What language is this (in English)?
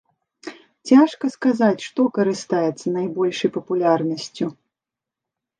Belarusian